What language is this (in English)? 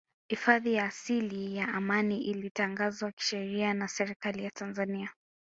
Swahili